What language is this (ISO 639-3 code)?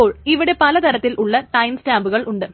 mal